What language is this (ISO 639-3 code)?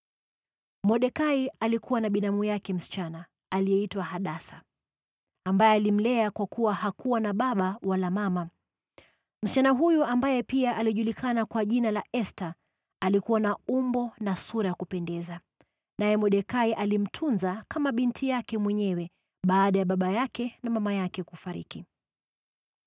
swa